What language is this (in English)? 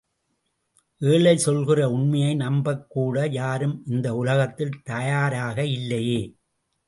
Tamil